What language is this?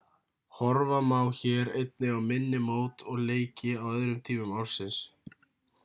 Icelandic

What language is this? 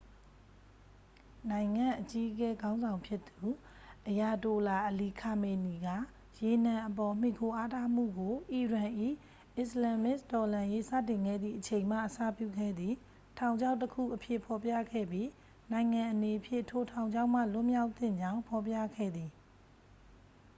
Burmese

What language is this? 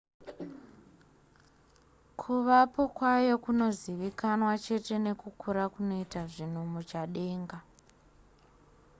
Shona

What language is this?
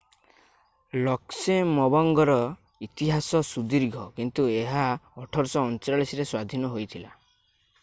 Odia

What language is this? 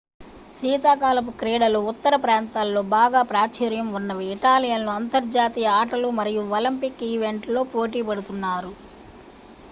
Telugu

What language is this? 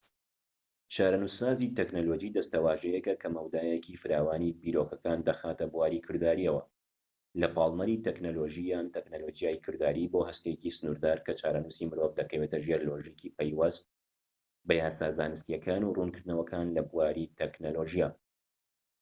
Central Kurdish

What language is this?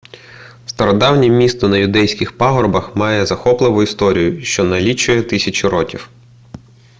Ukrainian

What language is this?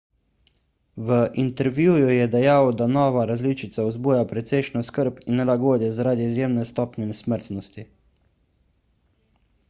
Slovenian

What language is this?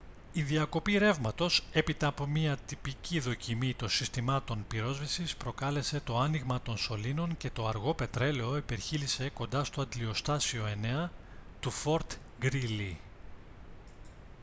Greek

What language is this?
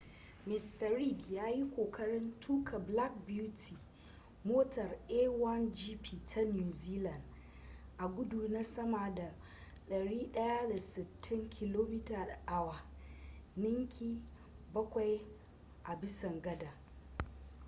Hausa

